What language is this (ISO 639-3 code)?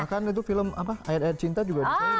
ind